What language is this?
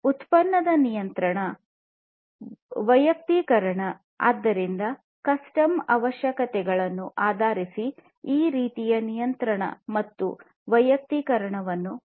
Kannada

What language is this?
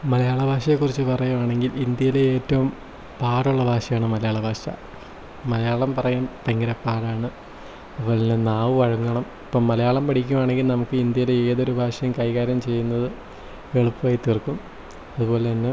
Malayalam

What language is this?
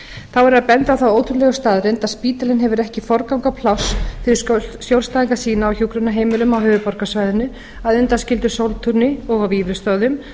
Icelandic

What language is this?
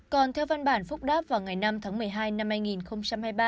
Vietnamese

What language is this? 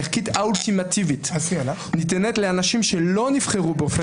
Hebrew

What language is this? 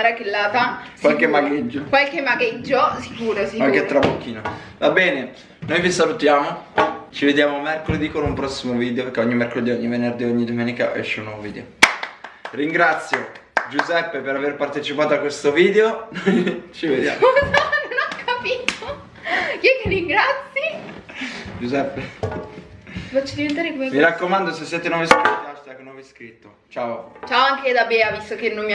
Italian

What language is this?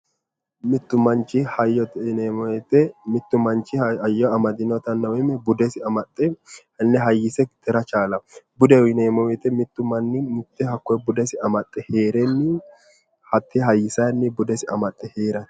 Sidamo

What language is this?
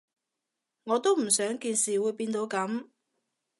Cantonese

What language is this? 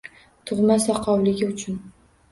Uzbek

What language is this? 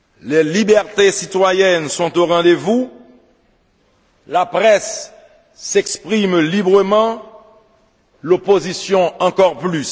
French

